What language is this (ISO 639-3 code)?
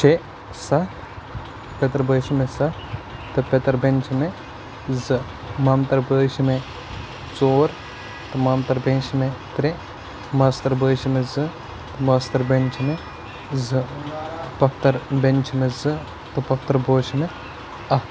kas